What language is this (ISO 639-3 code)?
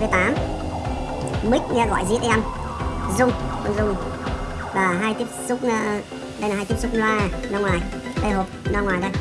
vie